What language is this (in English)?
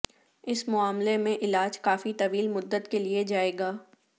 Urdu